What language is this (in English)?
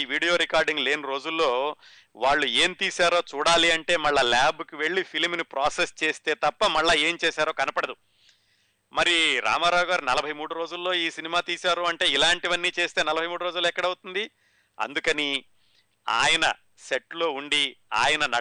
Telugu